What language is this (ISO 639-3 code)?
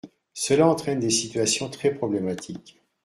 fra